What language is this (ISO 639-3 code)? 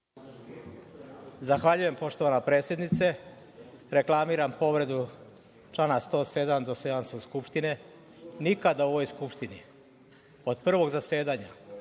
srp